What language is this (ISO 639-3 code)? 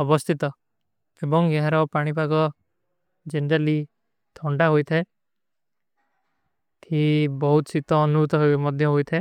uki